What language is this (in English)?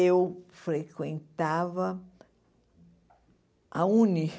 Portuguese